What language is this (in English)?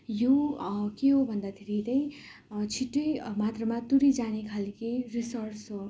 Nepali